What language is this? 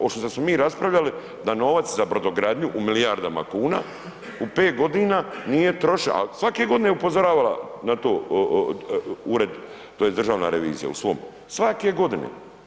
Croatian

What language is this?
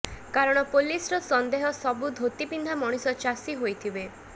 Odia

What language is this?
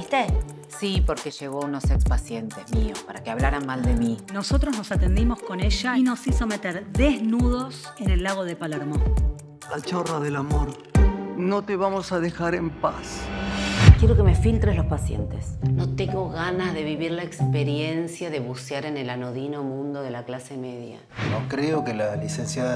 Spanish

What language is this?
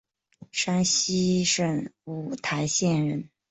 Chinese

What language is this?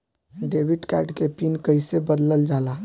Bhojpuri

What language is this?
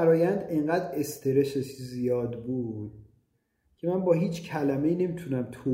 Persian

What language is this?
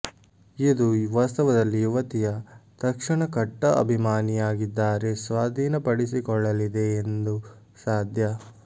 Kannada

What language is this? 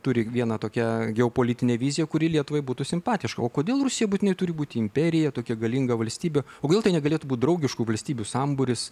Lithuanian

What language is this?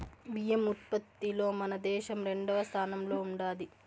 Telugu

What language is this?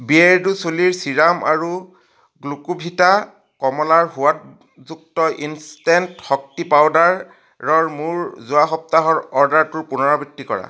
Assamese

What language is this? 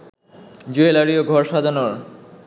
Bangla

